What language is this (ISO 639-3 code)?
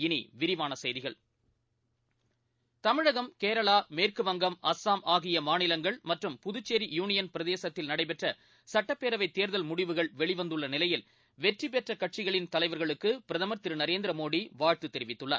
tam